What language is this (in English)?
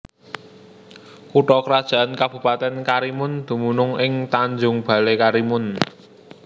Javanese